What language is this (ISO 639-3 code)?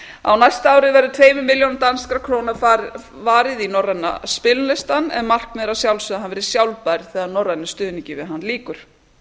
isl